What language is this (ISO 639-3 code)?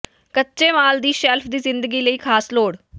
pan